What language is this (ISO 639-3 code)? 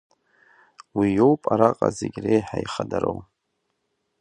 abk